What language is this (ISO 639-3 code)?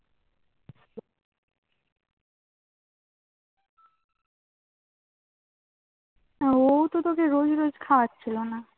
ben